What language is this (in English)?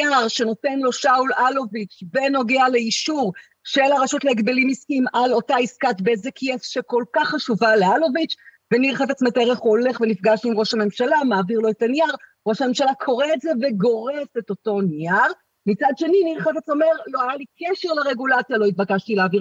Hebrew